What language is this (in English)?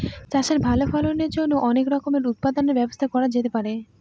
Bangla